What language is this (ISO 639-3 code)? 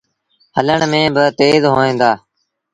sbn